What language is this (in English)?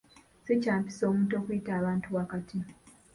Ganda